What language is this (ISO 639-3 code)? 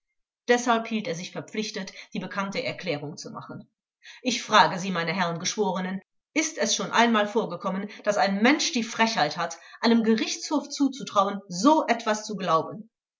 deu